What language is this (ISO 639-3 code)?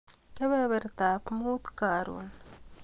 kln